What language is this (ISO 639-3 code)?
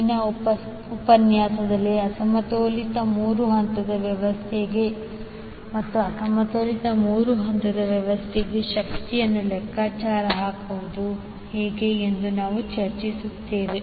kan